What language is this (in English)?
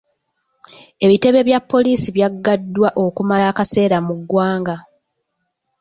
Ganda